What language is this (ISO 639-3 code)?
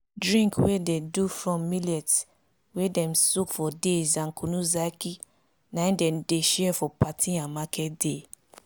pcm